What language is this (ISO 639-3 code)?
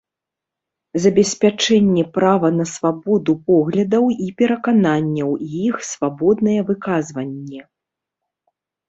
bel